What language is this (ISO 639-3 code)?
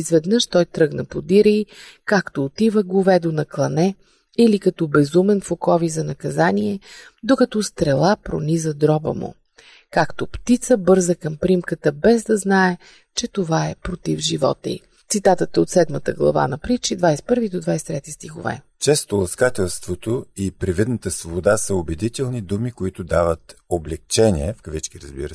bul